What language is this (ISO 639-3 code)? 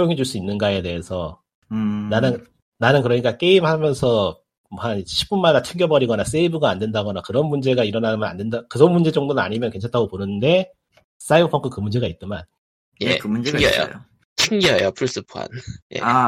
kor